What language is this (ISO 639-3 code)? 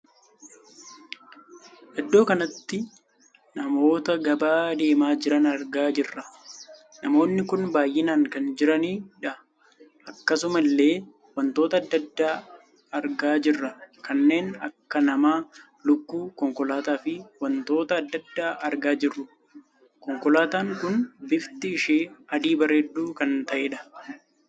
orm